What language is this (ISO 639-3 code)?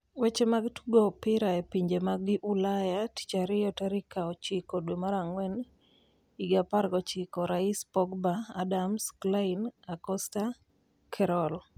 luo